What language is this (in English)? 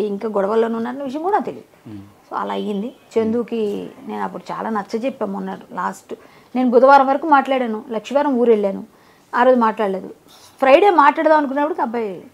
Telugu